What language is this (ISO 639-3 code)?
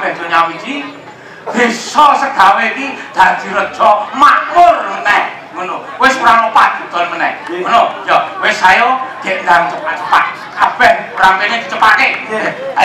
tha